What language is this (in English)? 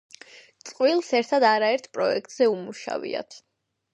Georgian